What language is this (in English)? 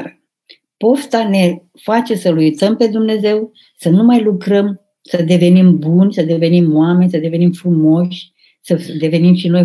Romanian